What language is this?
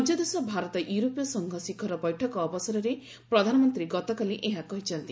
Odia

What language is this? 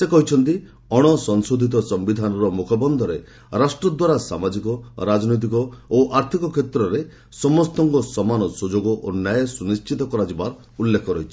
Odia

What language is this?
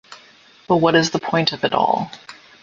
English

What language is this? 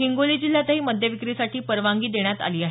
Marathi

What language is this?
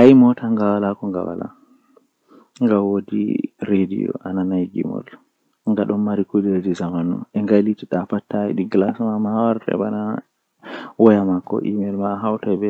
Western Niger Fulfulde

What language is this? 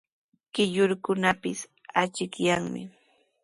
Sihuas Ancash Quechua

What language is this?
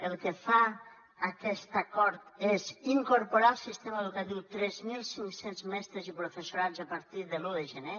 Catalan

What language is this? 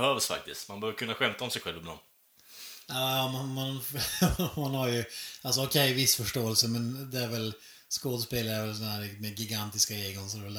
Swedish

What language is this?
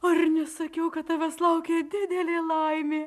Lithuanian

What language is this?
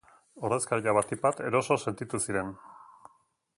Basque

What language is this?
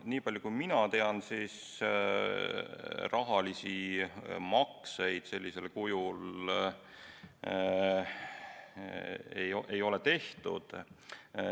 Estonian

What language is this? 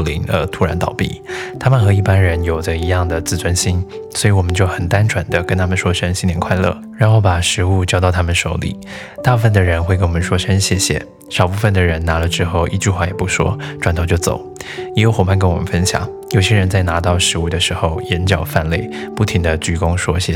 Chinese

